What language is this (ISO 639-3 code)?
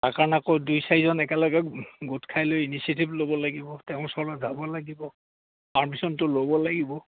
asm